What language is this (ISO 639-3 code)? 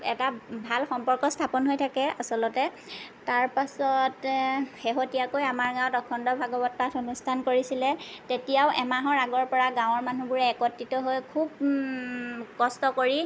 asm